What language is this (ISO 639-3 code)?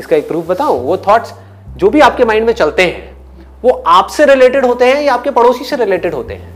hin